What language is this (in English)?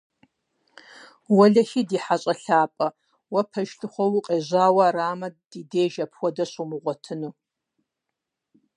Kabardian